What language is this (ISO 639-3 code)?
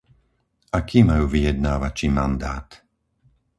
slk